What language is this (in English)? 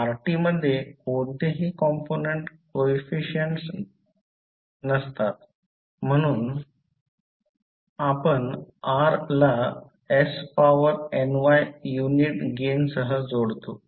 Marathi